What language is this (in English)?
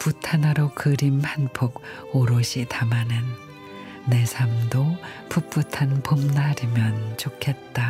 Korean